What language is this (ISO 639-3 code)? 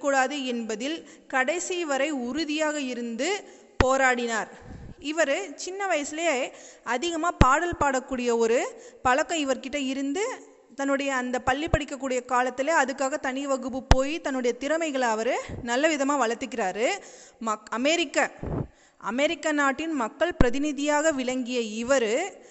tam